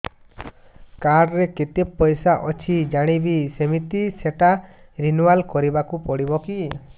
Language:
Odia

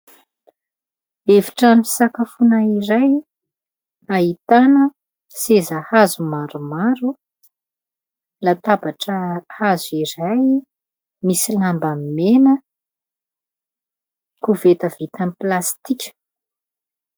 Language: Malagasy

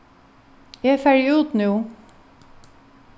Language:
Faroese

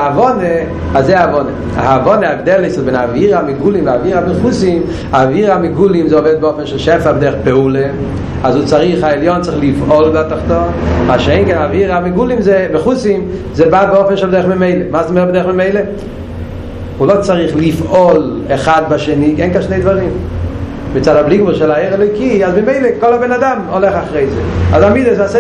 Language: Hebrew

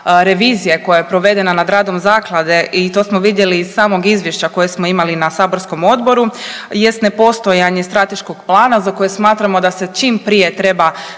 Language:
Croatian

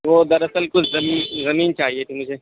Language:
Urdu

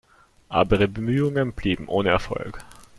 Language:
German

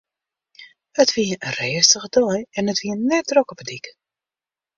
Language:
Western Frisian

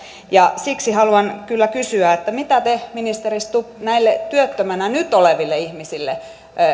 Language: Finnish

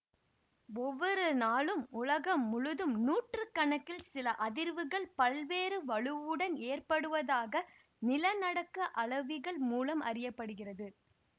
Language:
Tamil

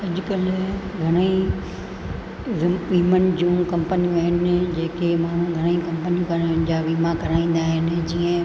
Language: Sindhi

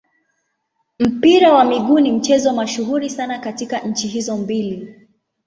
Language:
Swahili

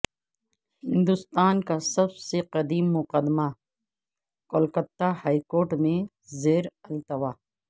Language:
Urdu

